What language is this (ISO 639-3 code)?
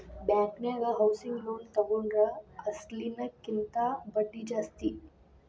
kan